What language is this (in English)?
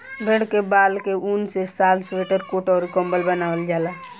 Bhojpuri